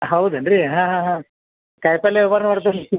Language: Kannada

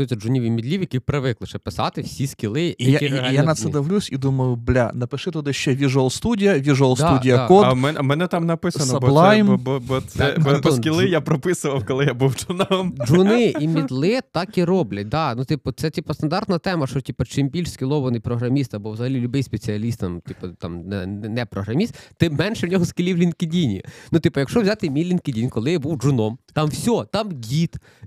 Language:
Ukrainian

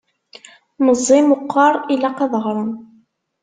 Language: Kabyle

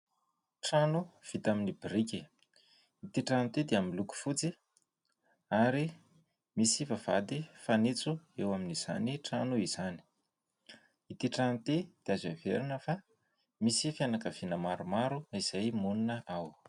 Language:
Malagasy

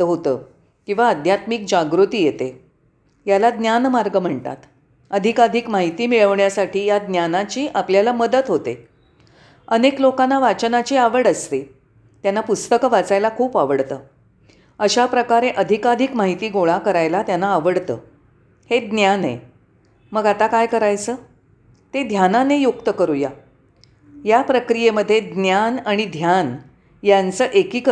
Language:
Marathi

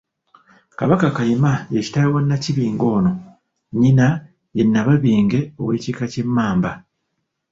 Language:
Ganda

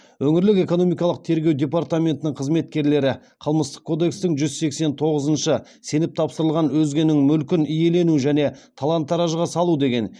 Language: Kazakh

